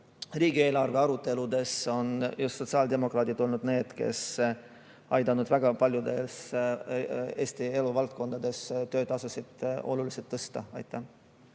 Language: Estonian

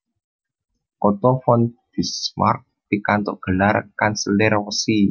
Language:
Javanese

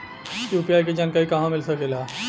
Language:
Bhojpuri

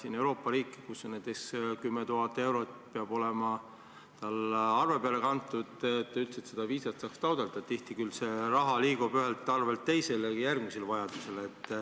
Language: Estonian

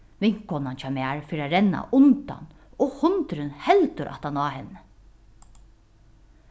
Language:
Faroese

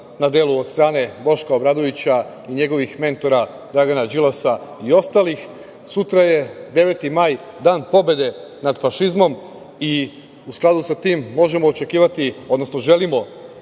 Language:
Serbian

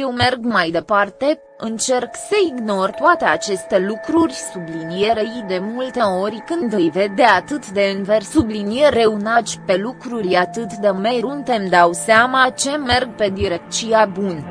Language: Romanian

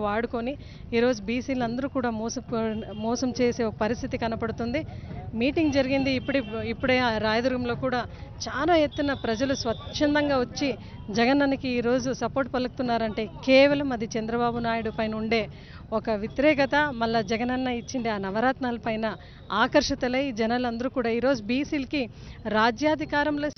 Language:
Telugu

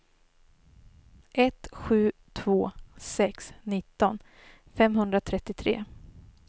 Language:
Swedish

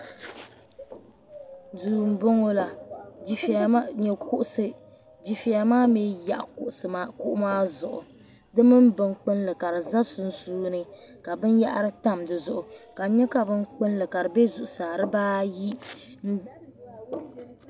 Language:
Dagbani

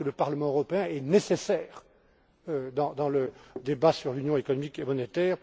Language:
French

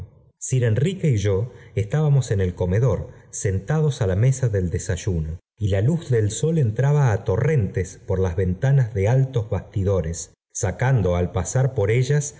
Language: Spanish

